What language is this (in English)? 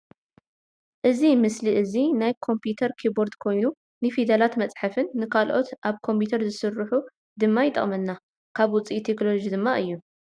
Tigrinya